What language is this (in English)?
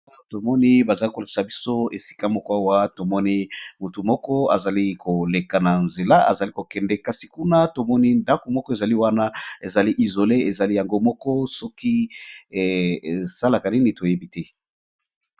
Lingala